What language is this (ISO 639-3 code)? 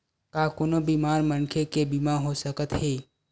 hne